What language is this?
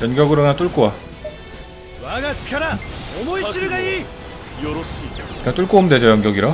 Korean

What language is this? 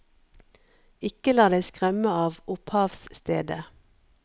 Norwegian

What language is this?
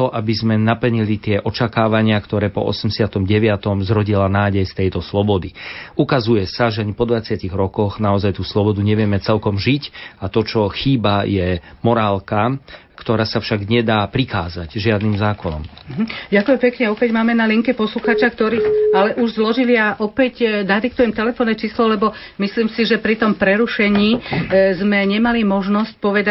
Slovak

